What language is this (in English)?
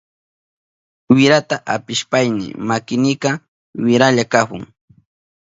Southern Pastaza Quechua